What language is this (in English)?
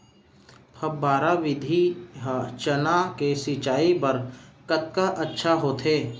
Chhattisgarhi